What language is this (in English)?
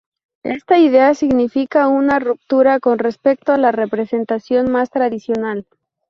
Spanish